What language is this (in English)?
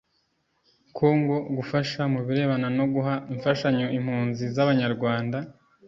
Kinyarwanda